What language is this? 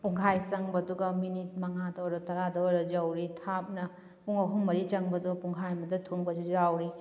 Manipuri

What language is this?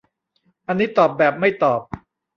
Thai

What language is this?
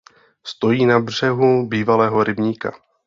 Czech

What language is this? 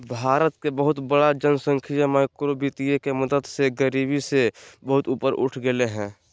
Magahi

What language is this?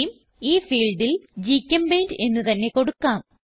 Malayalam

